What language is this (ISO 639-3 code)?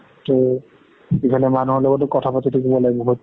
asm